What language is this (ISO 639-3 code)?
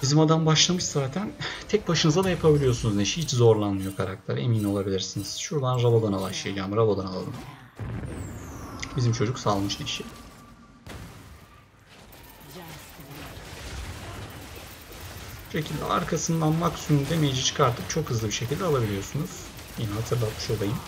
tur